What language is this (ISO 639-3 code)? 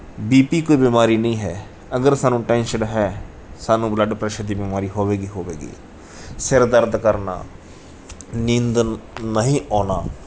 pan